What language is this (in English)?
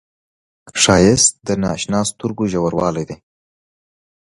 Pashto